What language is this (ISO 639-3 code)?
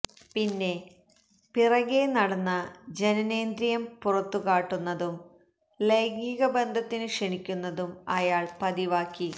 mal